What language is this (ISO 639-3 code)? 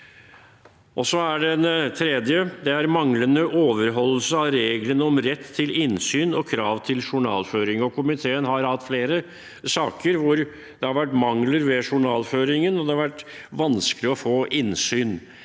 nor